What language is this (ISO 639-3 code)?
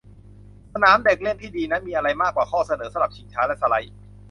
tha